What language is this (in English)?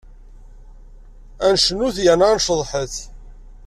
Kabyle